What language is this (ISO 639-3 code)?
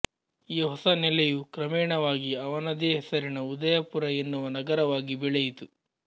kan